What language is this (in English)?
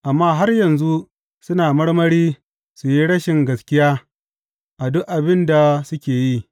Hausa